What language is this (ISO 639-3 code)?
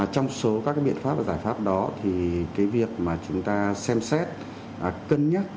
vie